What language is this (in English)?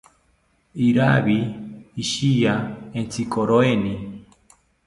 South Ucayali Ashéninka